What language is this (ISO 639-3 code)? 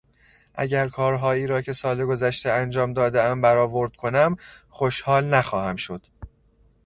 fas